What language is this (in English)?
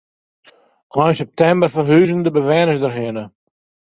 Western Frisian